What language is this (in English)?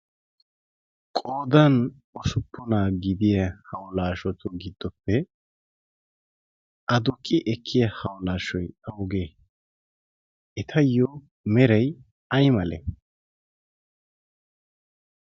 Wolaytta